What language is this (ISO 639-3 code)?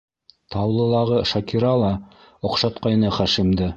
bak